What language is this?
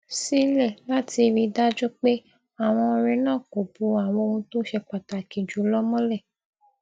Yoruba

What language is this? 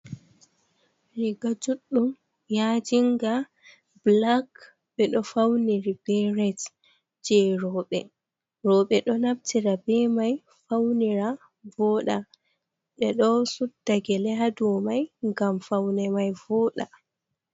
Fula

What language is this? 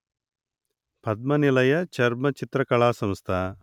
Telugu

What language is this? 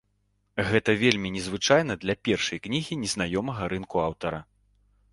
Belarusian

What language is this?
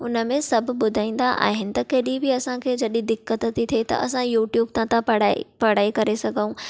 Sindhi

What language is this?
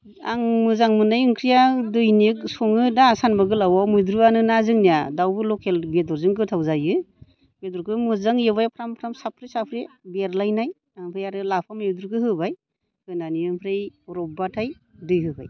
Bodo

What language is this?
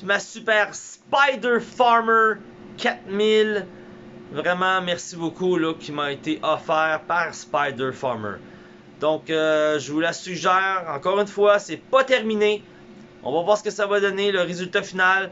French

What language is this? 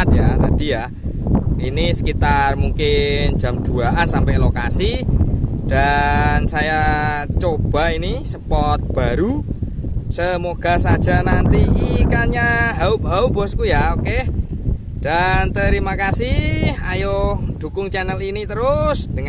Indonesian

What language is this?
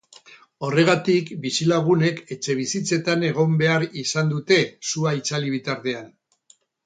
Basque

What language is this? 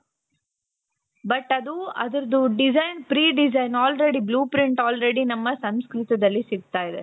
Kannada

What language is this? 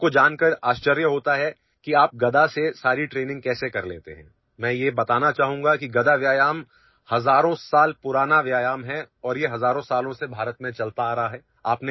Urdu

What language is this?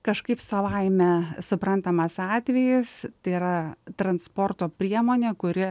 Lithuanian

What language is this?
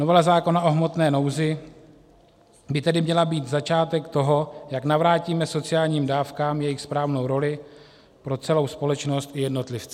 Czech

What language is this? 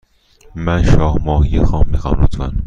Persian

